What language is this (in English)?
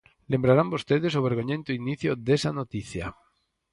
Galician